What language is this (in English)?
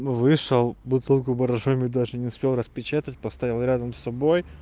Russian